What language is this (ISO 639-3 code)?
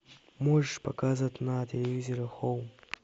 rus